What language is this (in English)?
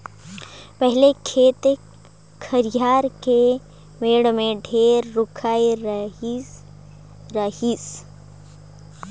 Chhattisgarhi